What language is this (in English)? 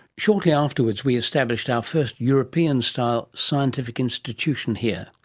English